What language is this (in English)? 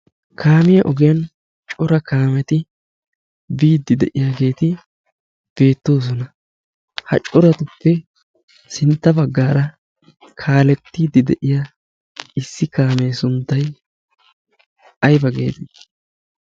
Wolaytta